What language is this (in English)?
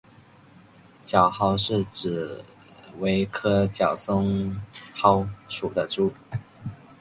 Chinese